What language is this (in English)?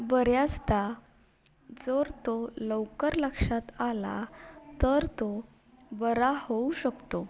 Marathi